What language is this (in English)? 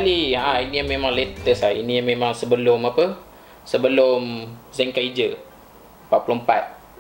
Malay